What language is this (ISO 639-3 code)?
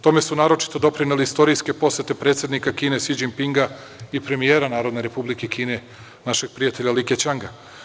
srp